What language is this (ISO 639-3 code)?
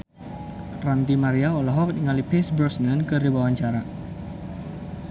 sun